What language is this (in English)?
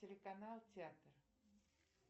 Russian